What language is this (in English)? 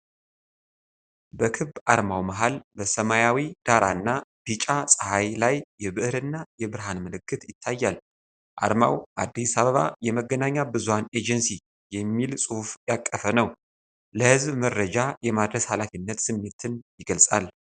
Amharic